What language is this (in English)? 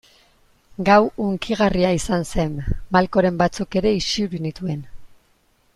Basque